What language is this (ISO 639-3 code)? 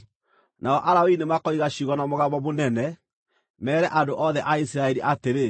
kik